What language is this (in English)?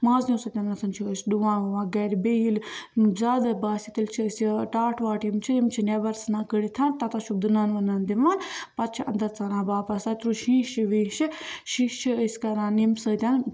Kashmiri